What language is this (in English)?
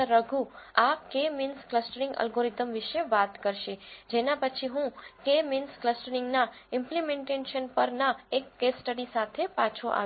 Gujarati